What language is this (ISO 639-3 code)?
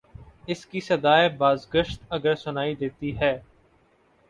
urd